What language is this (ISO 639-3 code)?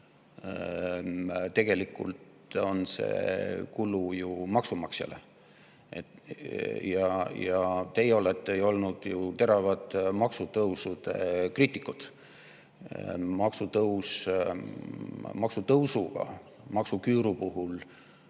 est